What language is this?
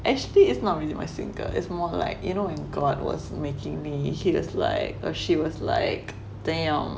English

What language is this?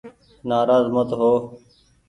Goaria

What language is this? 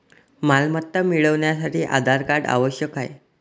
Marathi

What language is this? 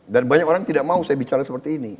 Indonesian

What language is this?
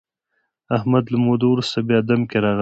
Pashto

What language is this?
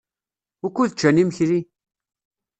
Kabyle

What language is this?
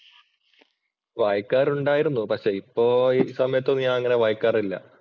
Malayalam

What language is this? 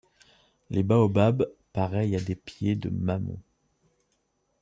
French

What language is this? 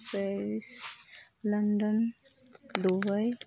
Santali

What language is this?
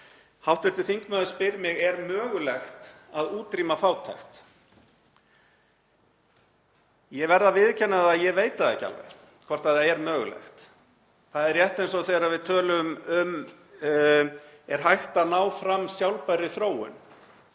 Icelandic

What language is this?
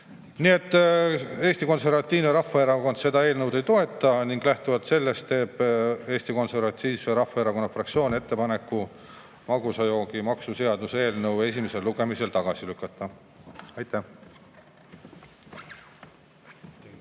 Estonian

